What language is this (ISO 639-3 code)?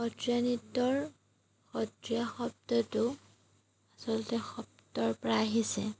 asm